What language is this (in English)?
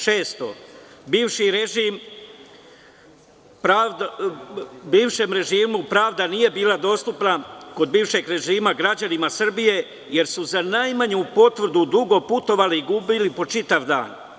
Serbian